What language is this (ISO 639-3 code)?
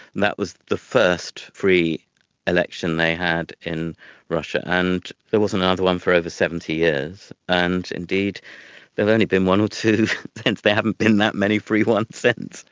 eng